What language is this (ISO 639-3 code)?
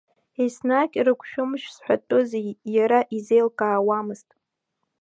abk